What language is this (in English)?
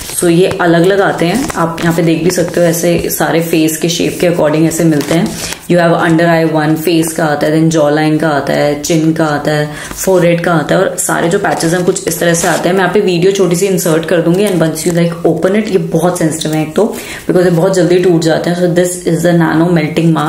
Hindi